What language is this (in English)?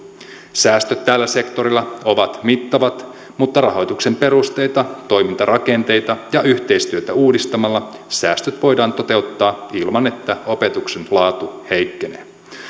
Finnish